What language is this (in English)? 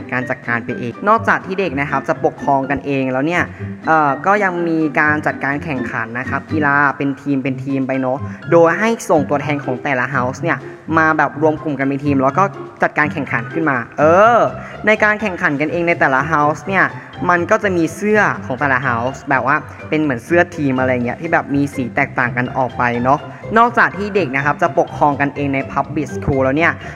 Thai